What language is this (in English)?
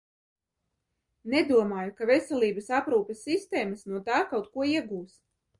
Latvian